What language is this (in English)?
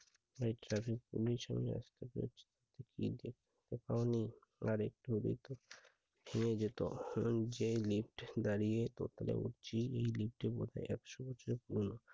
Bangla